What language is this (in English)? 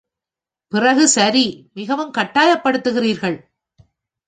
Tamil